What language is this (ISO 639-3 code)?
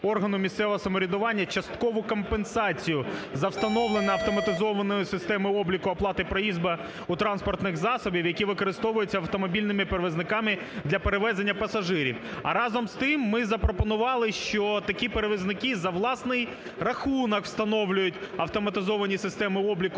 ukr